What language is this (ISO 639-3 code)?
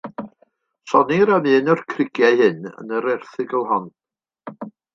cym